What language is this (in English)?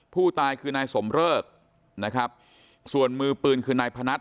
Thai